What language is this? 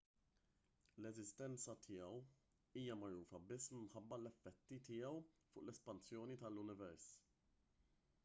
Maltese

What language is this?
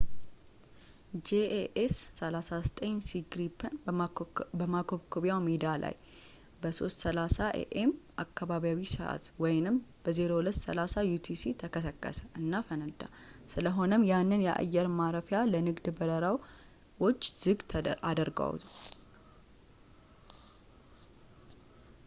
Amharic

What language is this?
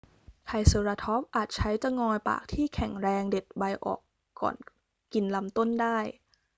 Thai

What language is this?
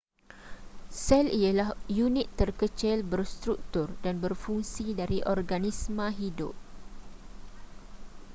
Malay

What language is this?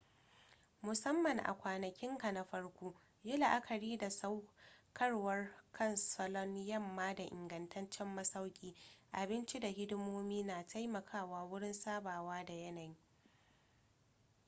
Hausa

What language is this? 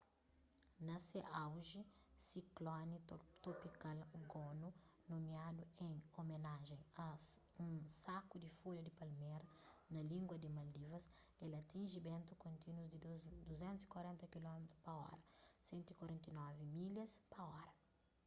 Kabuverdianu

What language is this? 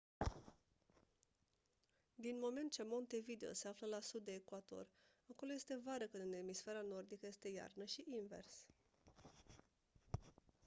Romanian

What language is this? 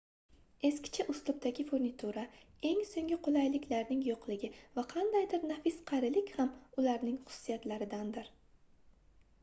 Uzbek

